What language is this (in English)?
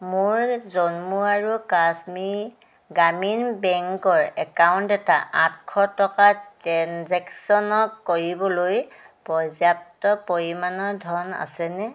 Assamese